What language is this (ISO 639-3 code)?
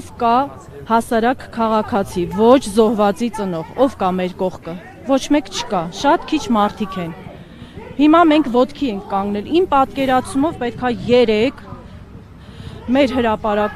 tur